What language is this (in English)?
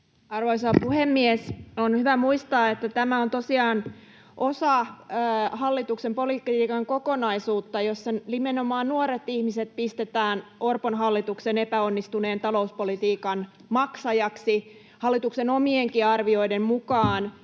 Finnish